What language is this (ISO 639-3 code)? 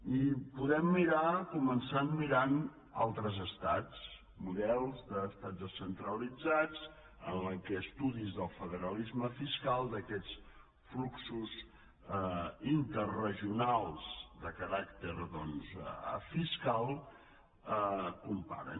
cat